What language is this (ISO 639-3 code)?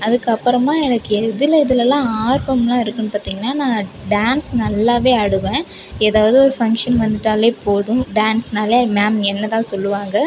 tam